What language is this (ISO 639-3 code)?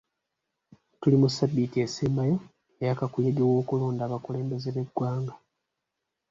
lug